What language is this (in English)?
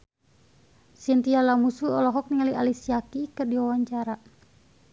Sundanese